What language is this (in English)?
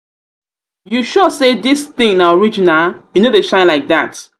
Nigerian Pidgin